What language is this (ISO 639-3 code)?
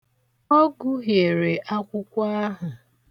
ibo